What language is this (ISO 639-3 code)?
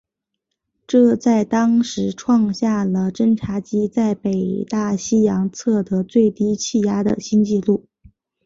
zho